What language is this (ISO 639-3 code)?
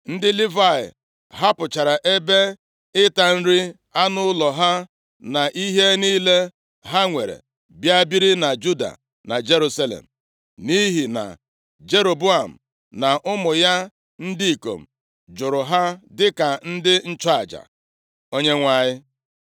ibo